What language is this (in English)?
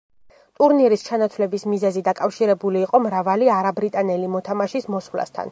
Georgian